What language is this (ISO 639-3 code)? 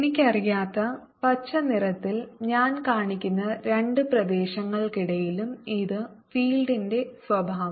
mal